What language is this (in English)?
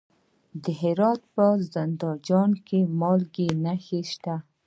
Pashto